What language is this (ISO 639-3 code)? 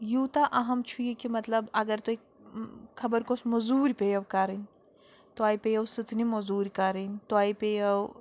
kas